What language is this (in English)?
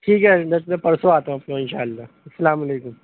Urdu